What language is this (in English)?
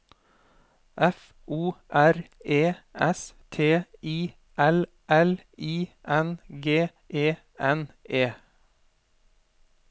Norwegian